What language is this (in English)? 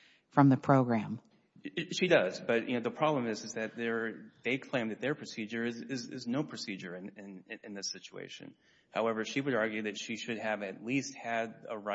English